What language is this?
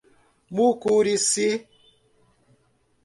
Portuguese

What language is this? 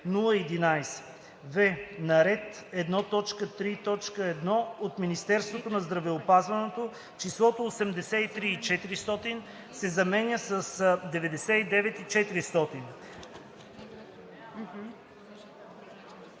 Bulgarian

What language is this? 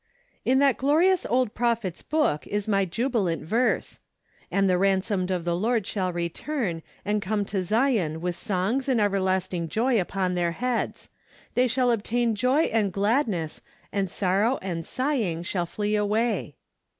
English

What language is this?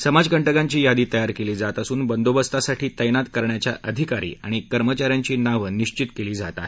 Marathi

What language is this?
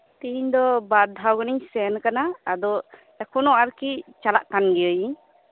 Santali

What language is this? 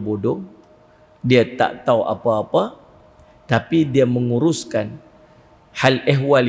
Malay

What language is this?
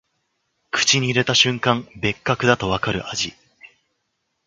Japanese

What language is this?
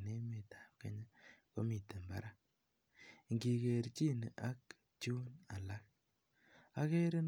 Kalenjin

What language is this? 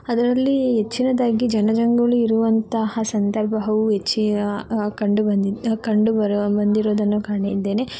Kannada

